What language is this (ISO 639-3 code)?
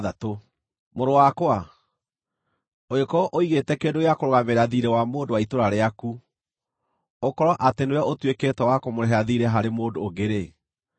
kik